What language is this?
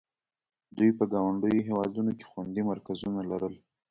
Pashto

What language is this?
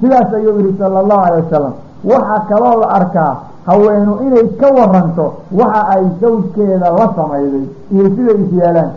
Arabic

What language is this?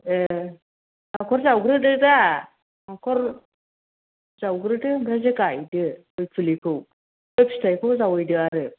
Bodo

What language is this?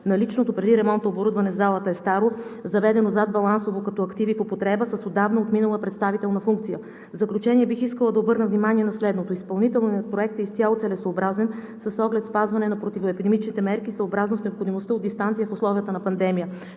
Bulgarian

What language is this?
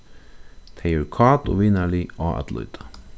Faroese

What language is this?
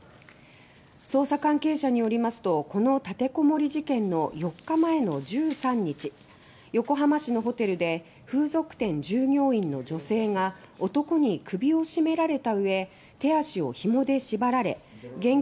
Japanese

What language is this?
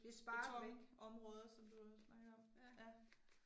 Danish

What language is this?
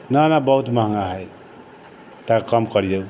Maithili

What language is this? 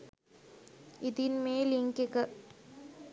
Sinhala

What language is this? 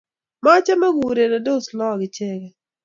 Kalenjin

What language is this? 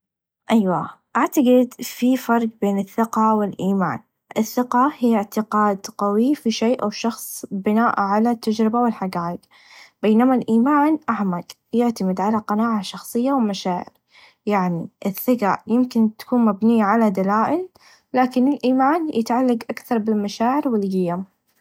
Najdi Arabic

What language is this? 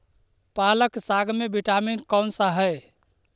Magahi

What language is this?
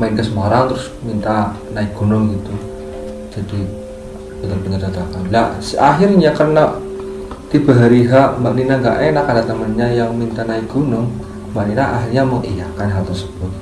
Indonesian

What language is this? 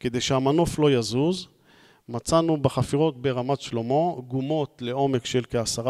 Hebrew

